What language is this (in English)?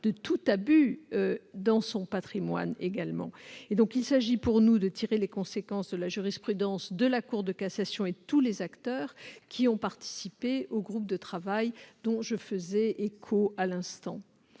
French